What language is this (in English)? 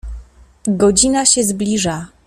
Polish